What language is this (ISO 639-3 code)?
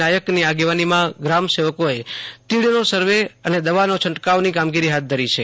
guj